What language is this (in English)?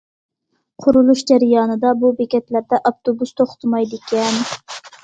Uyghur